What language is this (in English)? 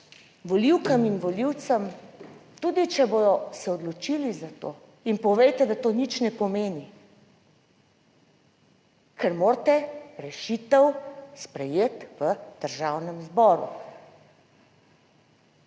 Slovenian